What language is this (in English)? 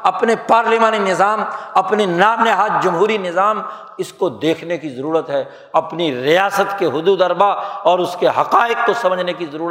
Urdu